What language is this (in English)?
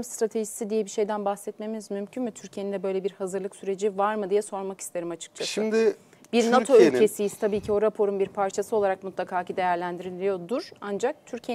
Turkish